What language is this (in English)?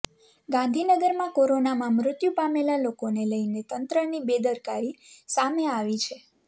Gujarati